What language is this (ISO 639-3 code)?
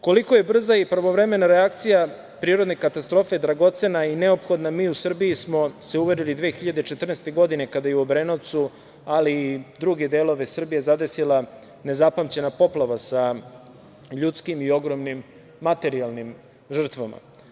srp